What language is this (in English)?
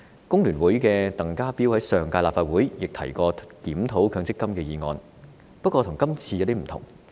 Cantonese